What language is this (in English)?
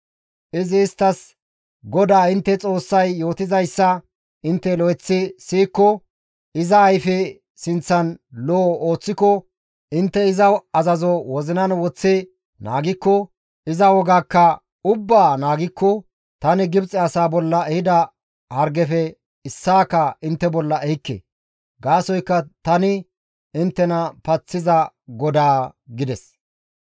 Gamo